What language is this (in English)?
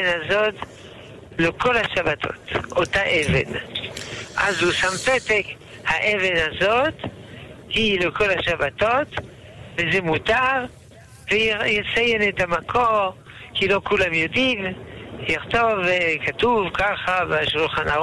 Hebrew